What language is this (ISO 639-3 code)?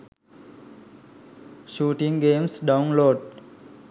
sin